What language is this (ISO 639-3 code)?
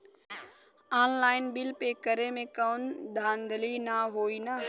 bho